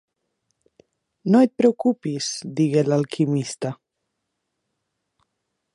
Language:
Catalan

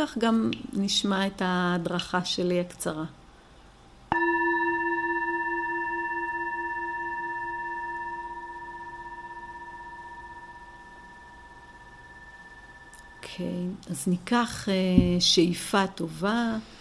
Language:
Hebrew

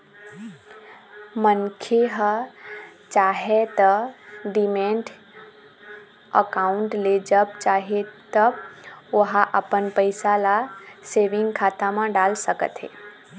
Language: Chhattisgarhi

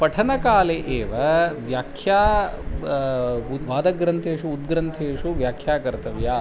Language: Sanskrit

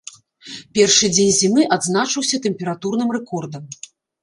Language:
Belarusian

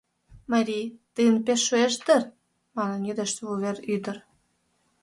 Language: Mari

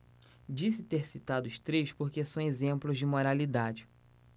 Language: Portuguese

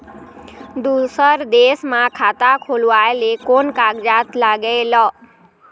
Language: Chhattisgarhi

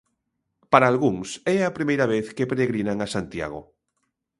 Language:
Galician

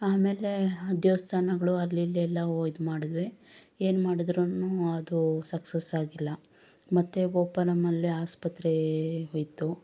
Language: Kannada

